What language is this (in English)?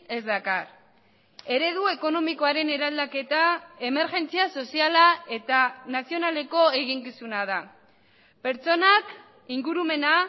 Basque